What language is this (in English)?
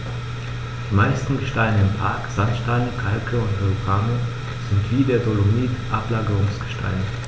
German